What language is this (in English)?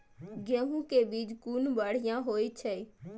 Maithili